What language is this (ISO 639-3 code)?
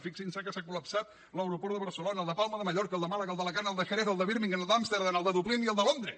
cat